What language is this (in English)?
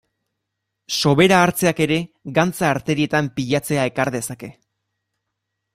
Basque